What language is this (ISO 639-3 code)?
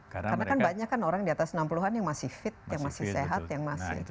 ind